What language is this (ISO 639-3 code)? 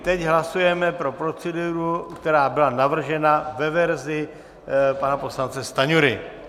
ces